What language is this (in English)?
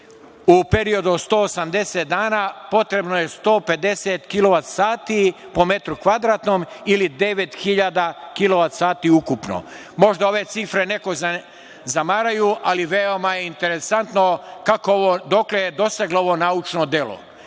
Serbian